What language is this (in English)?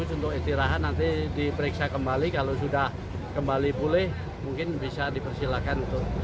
Indonesian